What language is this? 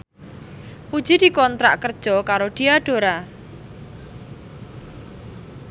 Javanese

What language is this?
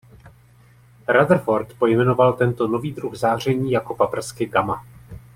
Czech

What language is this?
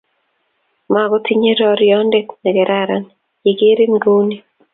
Kalenjin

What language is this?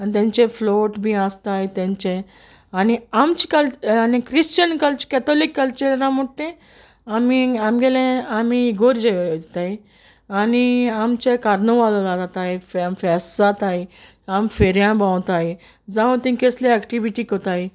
Konkani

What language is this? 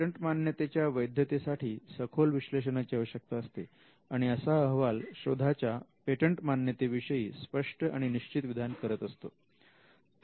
Marathi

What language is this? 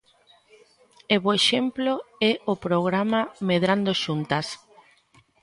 Galician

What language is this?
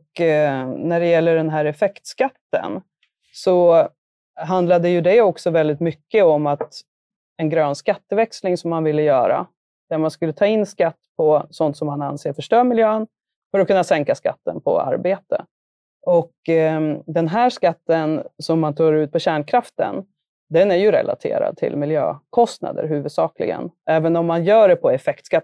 Swedish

